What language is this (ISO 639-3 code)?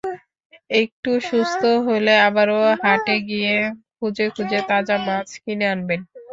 ben